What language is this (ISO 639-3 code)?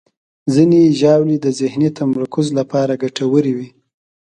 pus